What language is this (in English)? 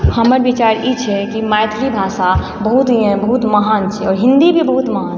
Maithili